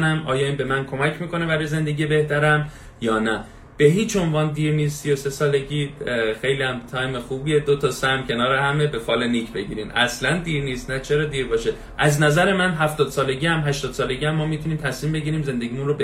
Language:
Persian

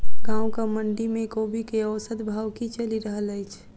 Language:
Maithili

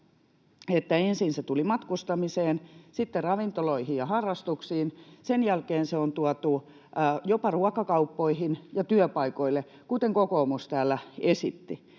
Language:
Finnish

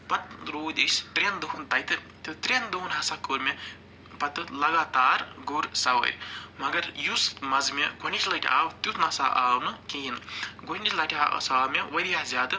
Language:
Kashmiri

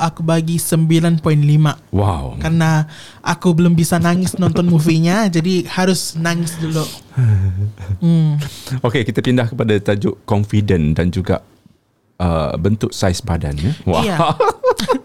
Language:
Malay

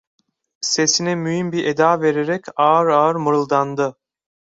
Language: Turkish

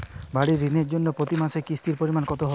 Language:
Bangla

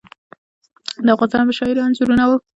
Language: Pashto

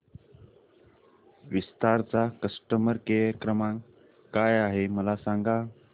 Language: Marathi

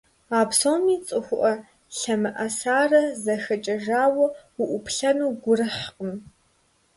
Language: Kabardian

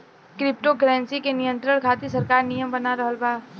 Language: Bhojpuri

